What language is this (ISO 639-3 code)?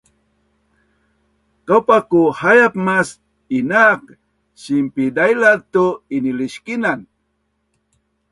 bnn